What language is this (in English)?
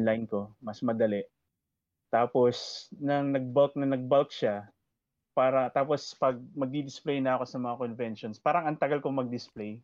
Filipino